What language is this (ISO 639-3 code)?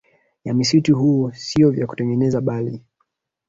swa